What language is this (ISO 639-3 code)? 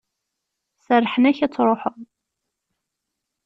kab